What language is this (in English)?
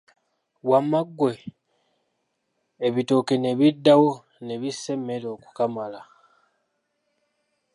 Ganda